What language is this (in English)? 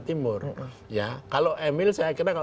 Indonesian